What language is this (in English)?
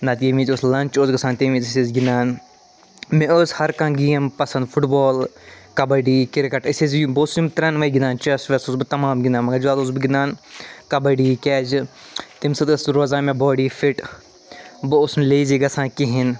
Kashmiri